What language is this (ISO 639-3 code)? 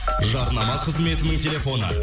kaz